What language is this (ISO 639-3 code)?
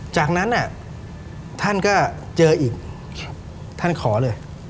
tha